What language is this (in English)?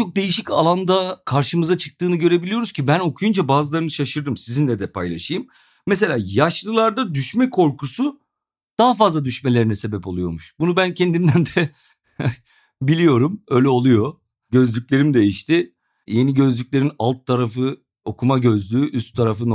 Turkish